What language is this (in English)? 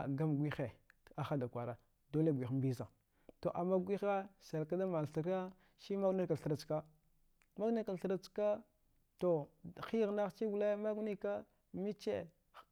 Dghwede